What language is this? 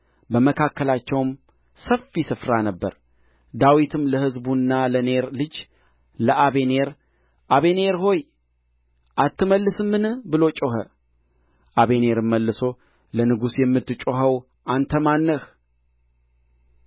Amharic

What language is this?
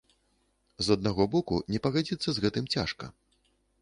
Belarusian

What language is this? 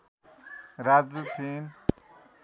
Nepali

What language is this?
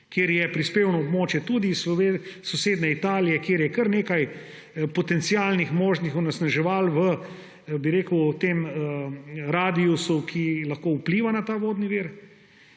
Slovenian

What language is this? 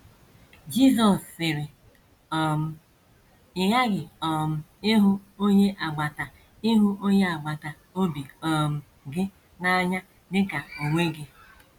Igbo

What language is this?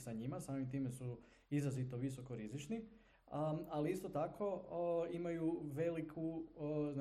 Croatian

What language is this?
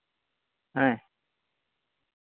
Santali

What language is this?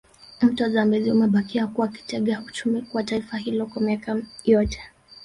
Swahili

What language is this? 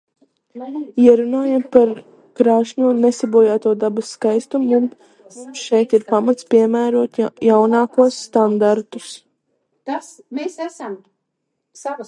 Latvian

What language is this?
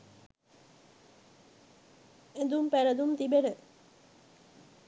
Sinhala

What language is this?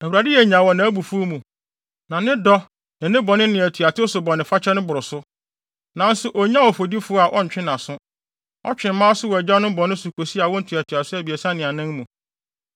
Akan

